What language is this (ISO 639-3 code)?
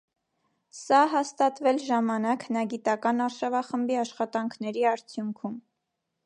hye